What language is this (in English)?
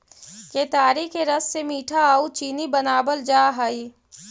Magahi